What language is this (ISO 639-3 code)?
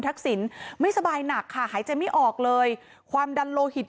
tha